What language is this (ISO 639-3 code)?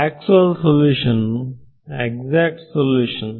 kan